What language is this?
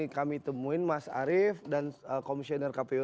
Indonesian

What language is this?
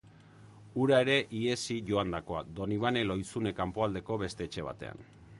Basque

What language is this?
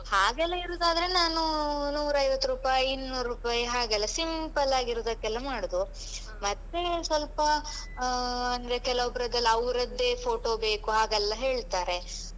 Kannada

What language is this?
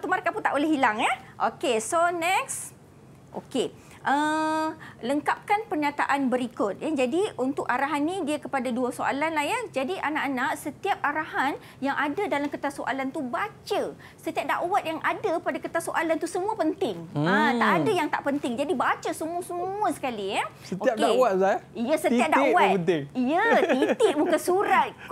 Malay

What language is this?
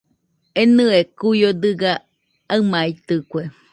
Nüpode Huitoto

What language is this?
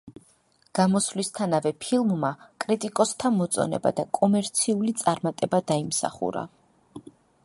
Georgian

